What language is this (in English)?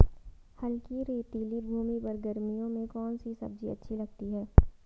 Hindi